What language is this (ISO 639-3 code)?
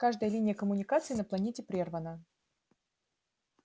rus